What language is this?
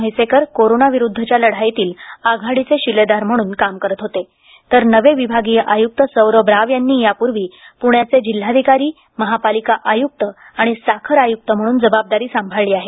Marathi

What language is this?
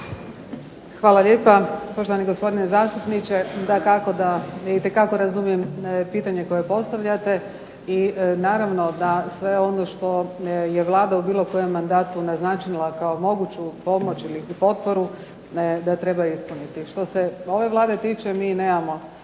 Croatian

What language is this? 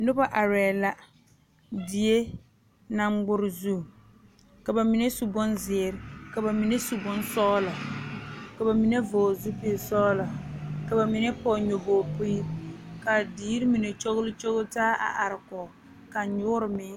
Southern Dagaare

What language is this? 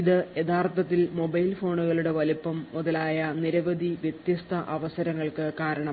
Malayalam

